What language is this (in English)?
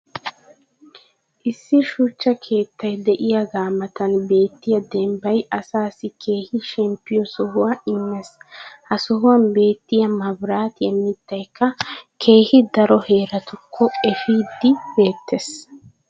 Wolaytta